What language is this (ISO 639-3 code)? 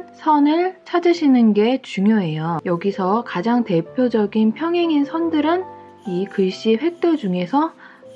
kor